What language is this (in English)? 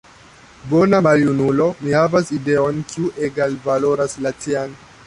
Esperanto